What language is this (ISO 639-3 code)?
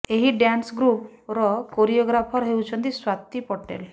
ori